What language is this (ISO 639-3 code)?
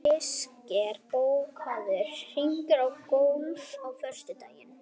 isl